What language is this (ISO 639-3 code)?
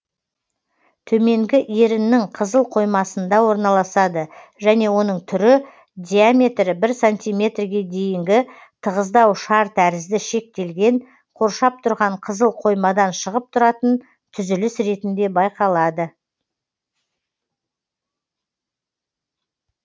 kaz